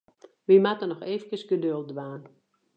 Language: Western Frisian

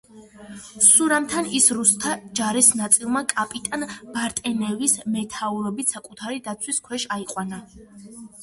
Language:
Georgian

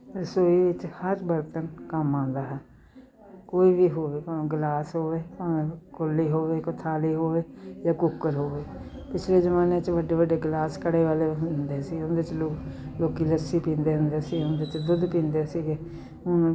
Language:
Punjabi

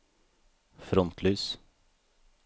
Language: Norwegian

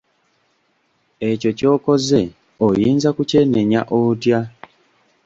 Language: Ganda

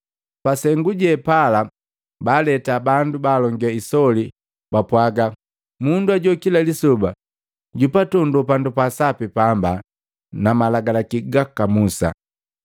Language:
Matengo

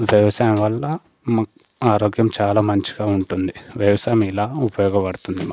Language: Telugu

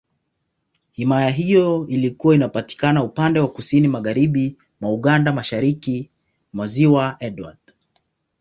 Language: Swahili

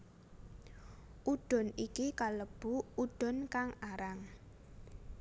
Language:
Javanese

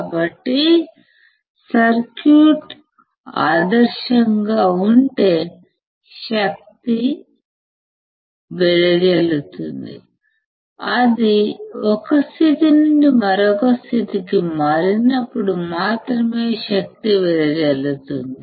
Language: Telugu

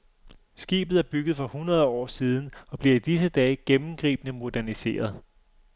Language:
Danish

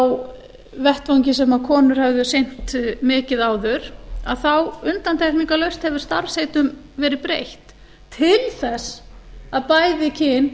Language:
Icelandic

